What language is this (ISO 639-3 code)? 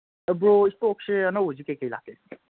mni